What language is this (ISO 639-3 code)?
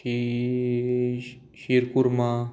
kok